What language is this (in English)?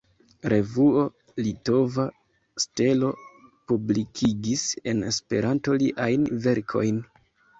Esperanto